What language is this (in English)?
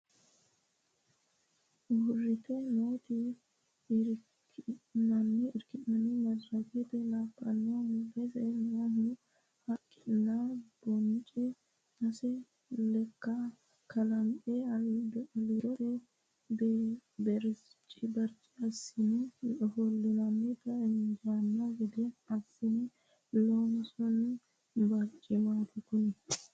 Sidamo